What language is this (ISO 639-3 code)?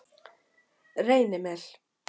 isl